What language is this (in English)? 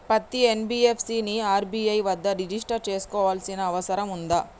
Telugu